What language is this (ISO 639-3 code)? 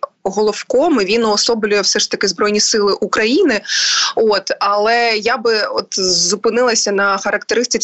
ukr